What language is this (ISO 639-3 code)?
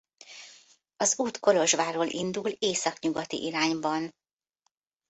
hun